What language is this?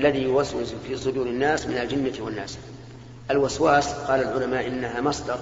Arabic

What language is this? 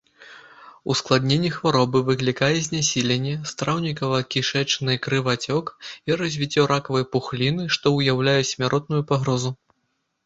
Belarusian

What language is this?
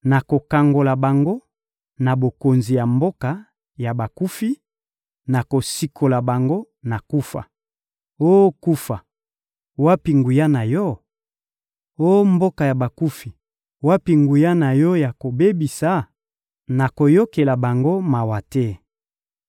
Lingala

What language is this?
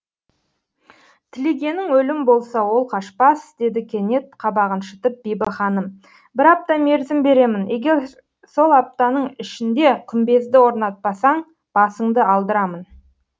Kazakh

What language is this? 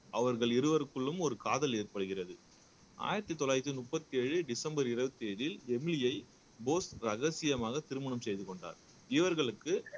Tamil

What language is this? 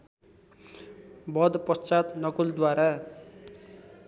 Nepali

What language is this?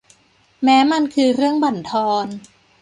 Thai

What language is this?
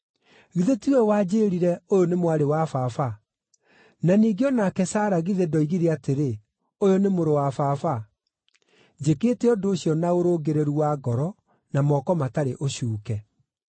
Kikuyu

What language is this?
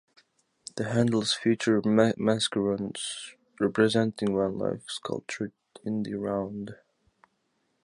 English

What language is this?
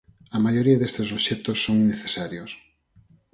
Galician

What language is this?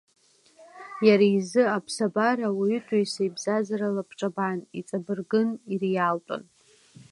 Abkhazian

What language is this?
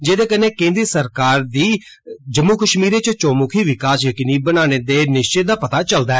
Dogri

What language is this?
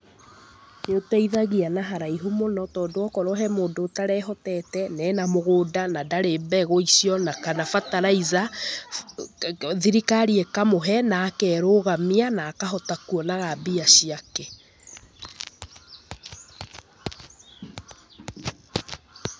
Kikuyu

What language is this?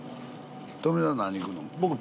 Japanese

